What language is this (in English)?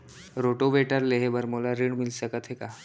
Chhattisgarhi